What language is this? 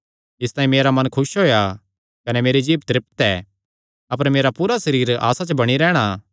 Kangri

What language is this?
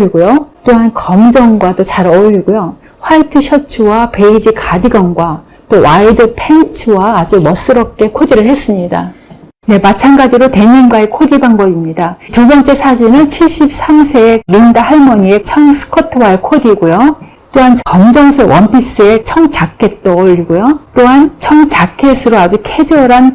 Korean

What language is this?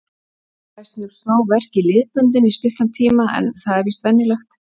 Icelandic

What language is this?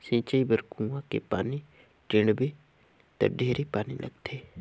Chhattisgarhi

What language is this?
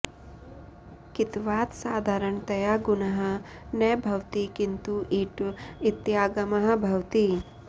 Sanskrit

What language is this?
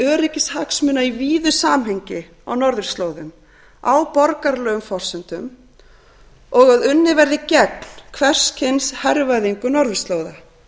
Icelandic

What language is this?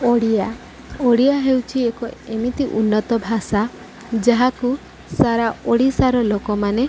Odia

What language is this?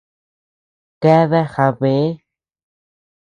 Tepeuxila Cuicatec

